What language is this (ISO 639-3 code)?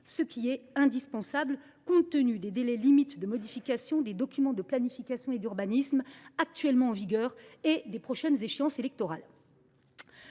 fra